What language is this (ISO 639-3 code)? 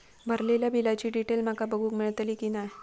mar